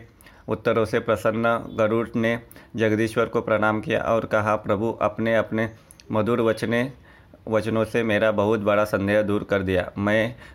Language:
Hindi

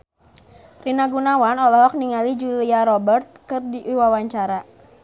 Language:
Sundanese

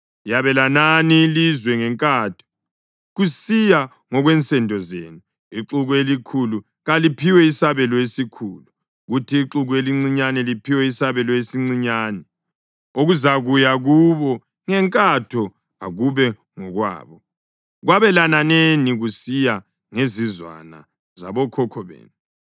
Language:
North Ndebele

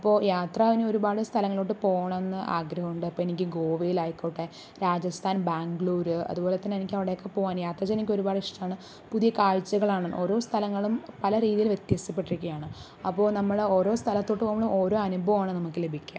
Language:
Malayalam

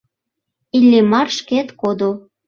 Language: Mari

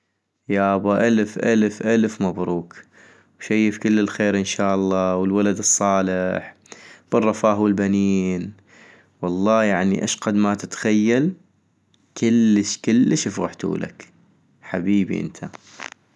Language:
North Mesopotamian Arabic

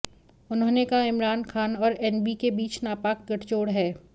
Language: Hindi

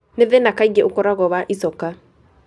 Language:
Kikuyu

